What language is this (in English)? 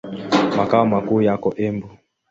Swahili